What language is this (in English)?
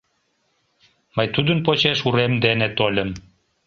Mari